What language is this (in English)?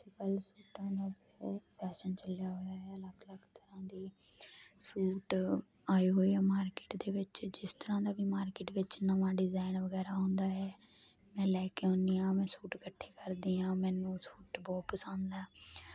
Punjabi